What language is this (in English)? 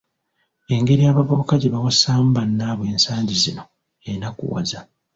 Ganda